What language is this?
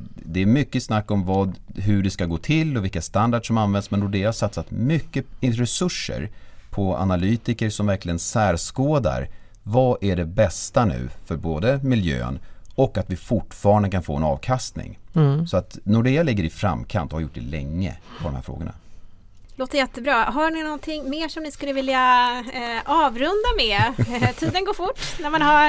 Swedish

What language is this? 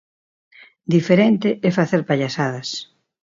Galician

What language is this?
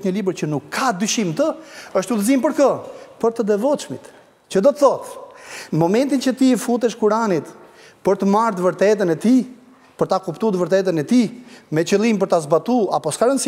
Romanian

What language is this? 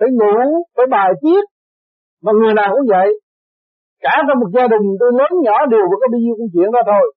Vietnamese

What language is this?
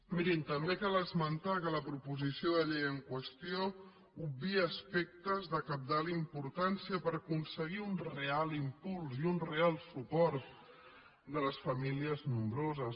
Catalan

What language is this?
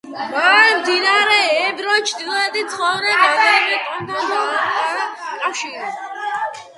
Georgian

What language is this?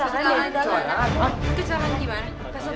Indonesian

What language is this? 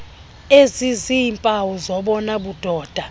Xhosa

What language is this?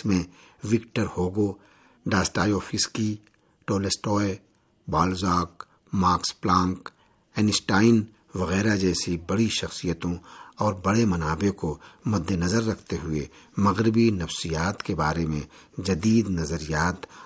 Urdu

